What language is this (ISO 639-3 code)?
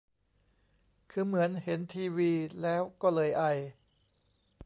tha